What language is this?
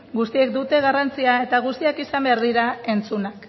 Basque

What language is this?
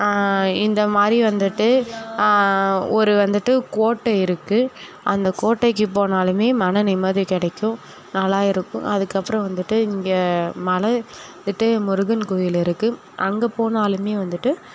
Tamil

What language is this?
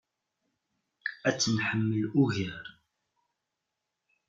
Kabyle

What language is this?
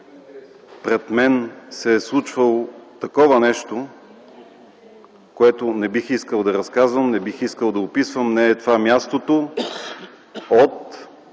Bulgarian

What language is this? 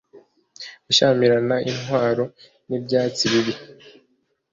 Kinyarwanda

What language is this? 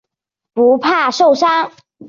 Chinese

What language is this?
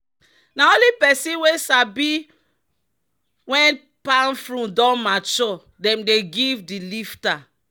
Nigerian Pidgin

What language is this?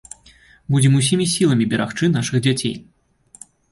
Belarusian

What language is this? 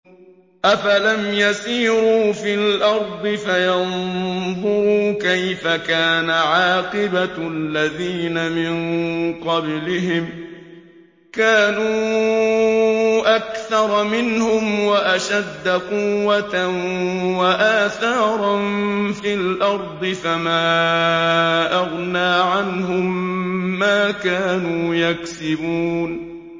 Arabic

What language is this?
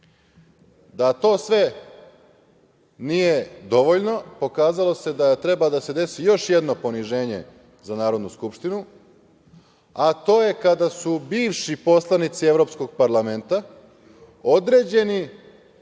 Serbian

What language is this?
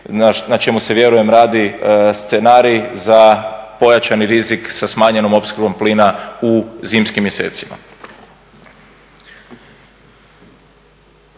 Croatian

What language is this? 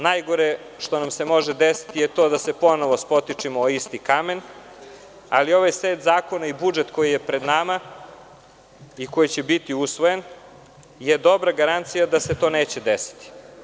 Serbian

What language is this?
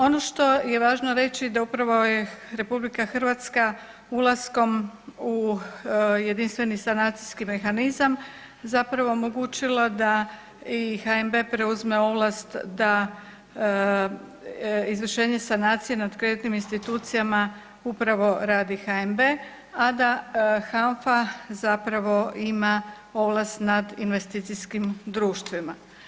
Croatian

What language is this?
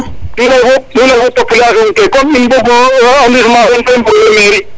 Serer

